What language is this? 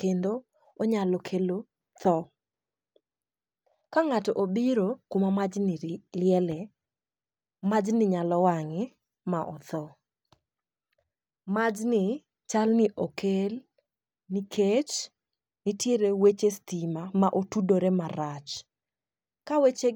Luo (Kenya and Tanzania)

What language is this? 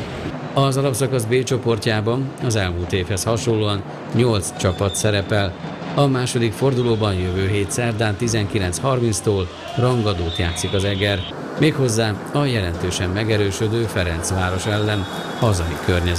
Hungarian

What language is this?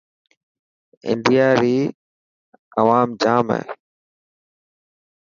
Dhatki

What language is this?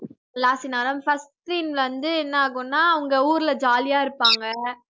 Tamil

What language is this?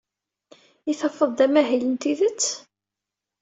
Kabyle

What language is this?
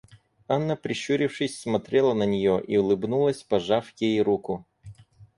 Russian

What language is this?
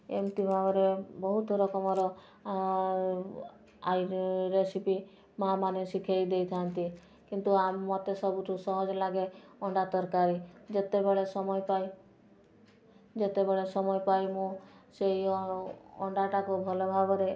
Odia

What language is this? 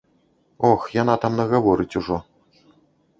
Belarusian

